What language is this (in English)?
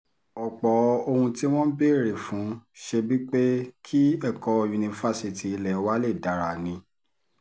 Yoruba